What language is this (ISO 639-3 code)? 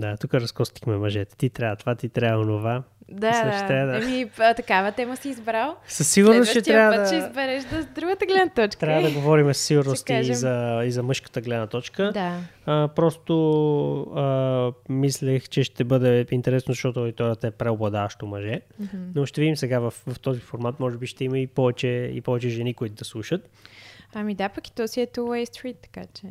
bul